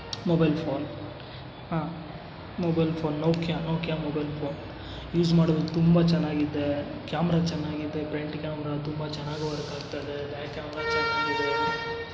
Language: Kannada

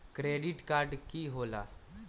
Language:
Magahi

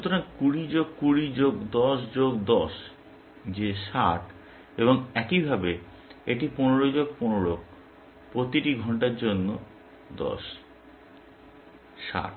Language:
Bangla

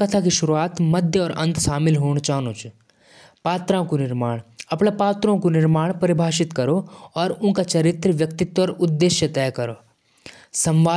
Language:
Jaunsari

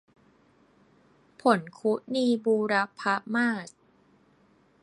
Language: Thai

